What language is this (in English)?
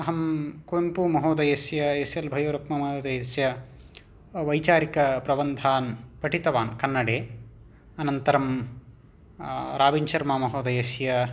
Sanskrit